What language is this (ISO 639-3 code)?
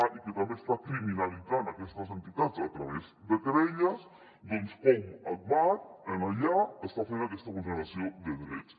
cat